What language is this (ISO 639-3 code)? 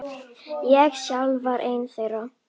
isl